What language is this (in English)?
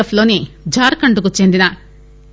Telugu